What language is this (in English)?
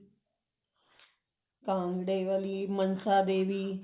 Punjabi